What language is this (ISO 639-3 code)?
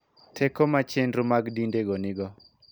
luo